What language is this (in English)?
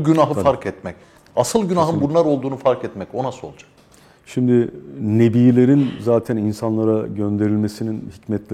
Turkish